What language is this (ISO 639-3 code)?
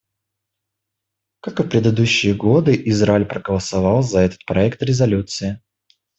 rus